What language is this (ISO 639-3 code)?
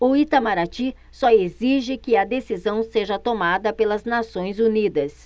por